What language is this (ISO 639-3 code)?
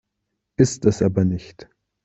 deu